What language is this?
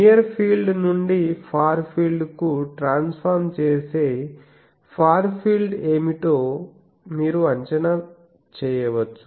Telugu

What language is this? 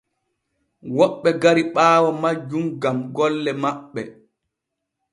Borgu Fulfulde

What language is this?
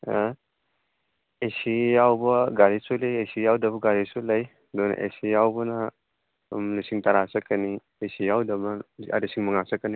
Manipuri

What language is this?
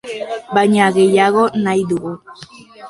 Basque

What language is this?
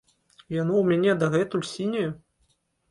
Belarusian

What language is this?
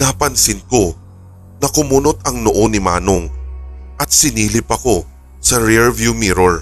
Filipino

